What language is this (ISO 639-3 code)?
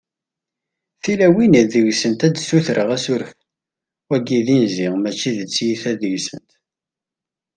kab